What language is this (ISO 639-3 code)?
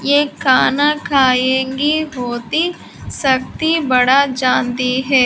hin